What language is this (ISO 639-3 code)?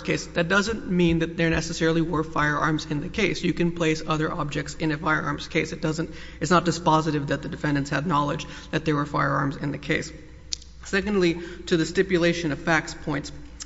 eng